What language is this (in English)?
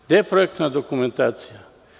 Serbian